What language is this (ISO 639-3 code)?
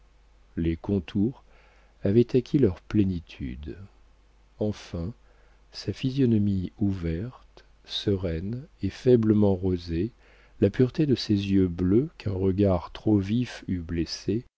fra